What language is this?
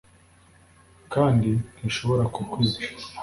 Kinyarwanda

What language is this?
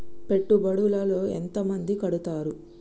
Telugu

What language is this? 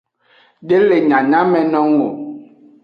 Aja (Benin)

